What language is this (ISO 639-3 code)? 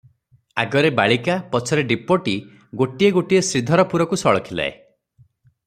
ori